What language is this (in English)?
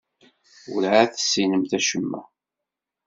Kabyle